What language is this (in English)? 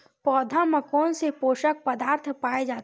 Chhattisgarhi